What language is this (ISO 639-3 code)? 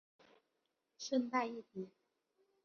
zho